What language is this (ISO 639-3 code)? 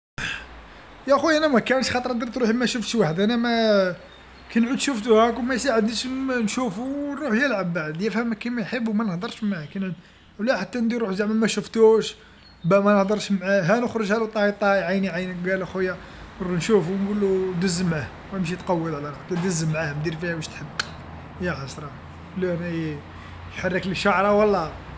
arq